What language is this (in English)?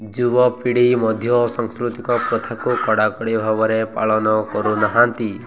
Odia